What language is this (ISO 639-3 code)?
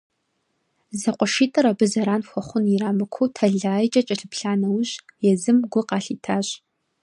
kbd